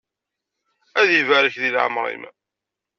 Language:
Kabyle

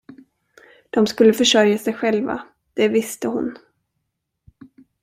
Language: Swedish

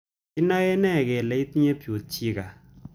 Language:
Kalenjin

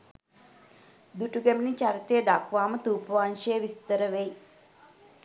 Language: Sinhala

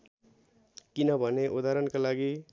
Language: Nepali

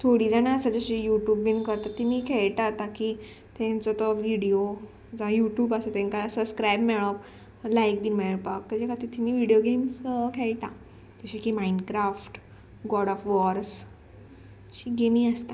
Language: Konkani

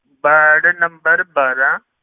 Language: Punjabi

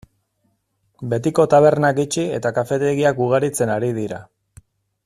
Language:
Basque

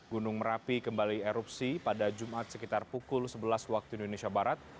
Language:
Indonesian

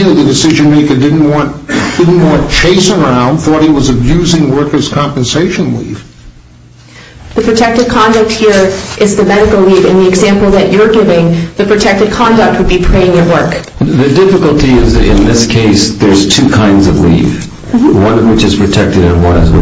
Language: English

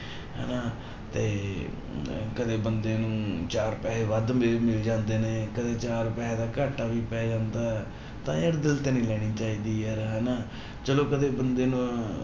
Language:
Punjabi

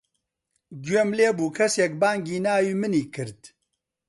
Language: Central Kurdish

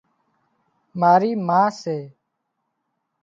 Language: Wadiyara Koli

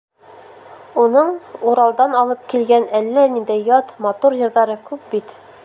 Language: Bashkir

